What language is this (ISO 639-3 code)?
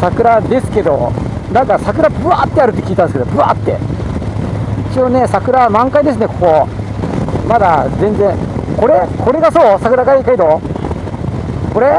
jpn